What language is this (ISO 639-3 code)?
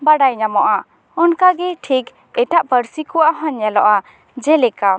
sat